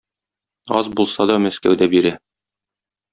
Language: Tatar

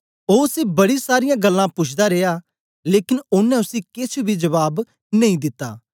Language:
Dogri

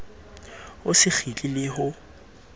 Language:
Southern Sotho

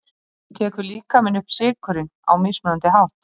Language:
Icelandic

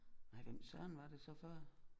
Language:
Danish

